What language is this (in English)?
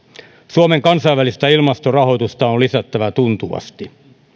Finnish